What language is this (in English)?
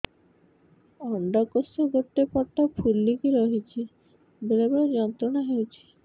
Odia